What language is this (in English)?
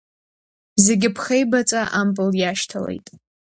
Abkhazian